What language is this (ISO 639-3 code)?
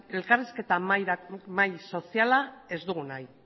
eus